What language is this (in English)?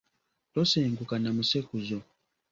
Ganda